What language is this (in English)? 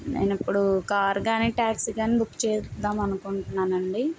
Telugu